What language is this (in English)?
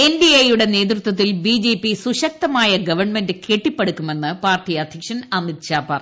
Malayalam